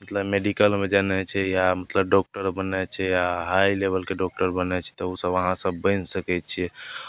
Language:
Maithili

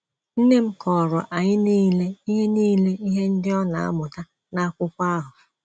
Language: Igbo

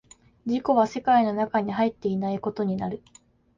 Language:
Japanese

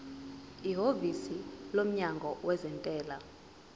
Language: Zulu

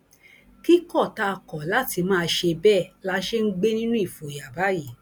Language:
Yoruba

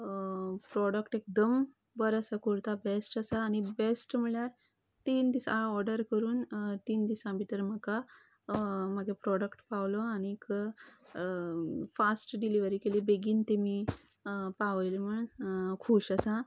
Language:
Konkani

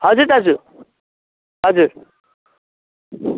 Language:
Nepali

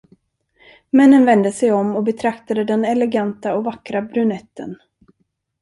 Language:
Swedish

